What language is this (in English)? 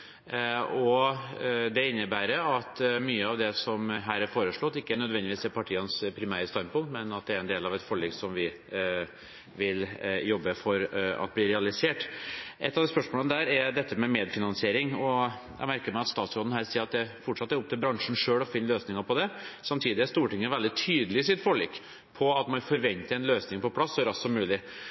Norwegian Bokmål